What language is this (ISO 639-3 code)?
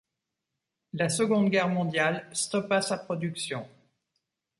fra